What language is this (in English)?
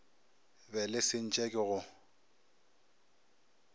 Northern Sotho